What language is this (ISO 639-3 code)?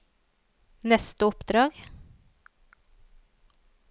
nor